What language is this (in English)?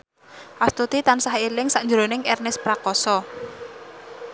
Javanese